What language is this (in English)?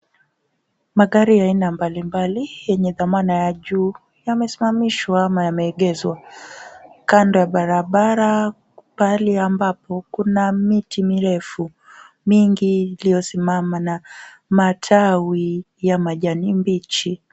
Swahili